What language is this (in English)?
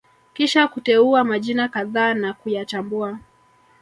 Swahili